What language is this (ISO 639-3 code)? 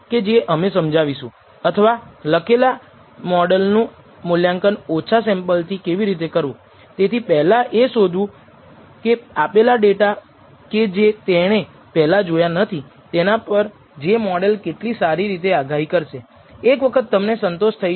guj